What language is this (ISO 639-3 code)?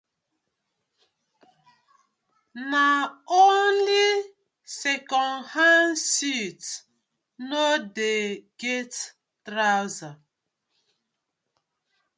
pcm